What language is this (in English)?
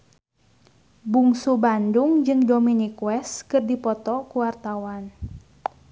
Sundanese